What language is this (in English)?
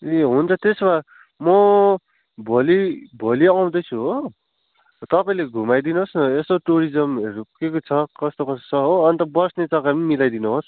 Nepali